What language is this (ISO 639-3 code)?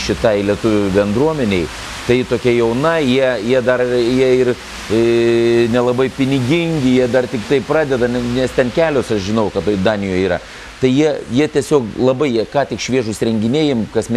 lit